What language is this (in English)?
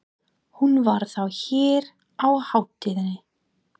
Icelandic